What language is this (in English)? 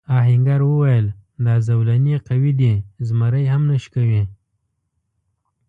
Pashto